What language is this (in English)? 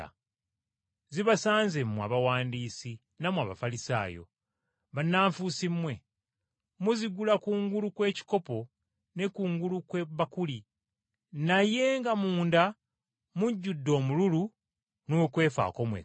Ganda